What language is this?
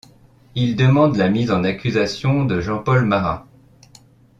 French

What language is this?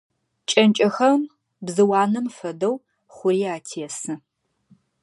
Adyghe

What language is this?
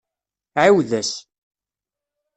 Kabyle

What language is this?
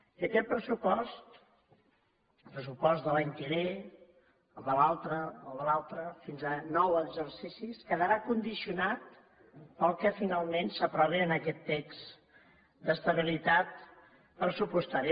Catalan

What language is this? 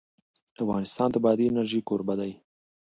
Pashto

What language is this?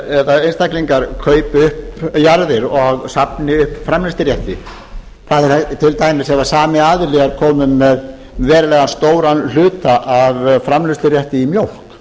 Icelandic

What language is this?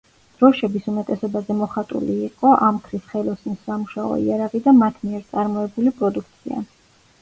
Georgian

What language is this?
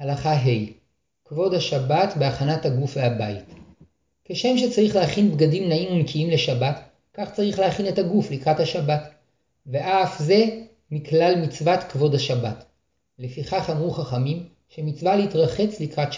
Hebrew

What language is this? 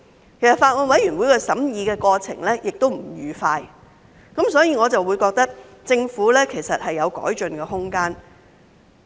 Cantonese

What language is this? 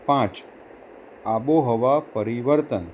Gujarati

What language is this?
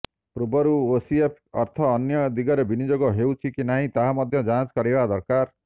Odia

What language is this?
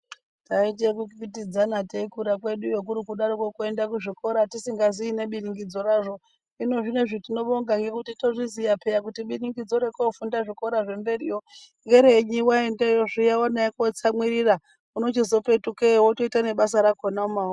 Ndau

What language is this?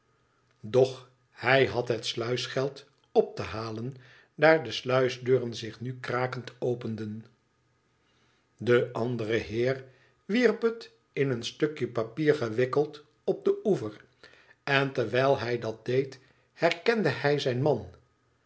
Dutch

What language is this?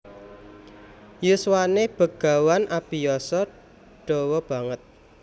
Javanese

